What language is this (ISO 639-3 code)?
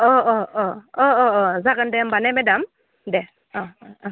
brx